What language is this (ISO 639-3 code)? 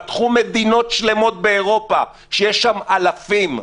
heb